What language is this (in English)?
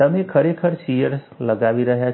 Gujarati